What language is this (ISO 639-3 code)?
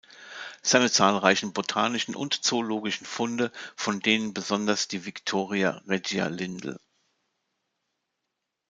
deu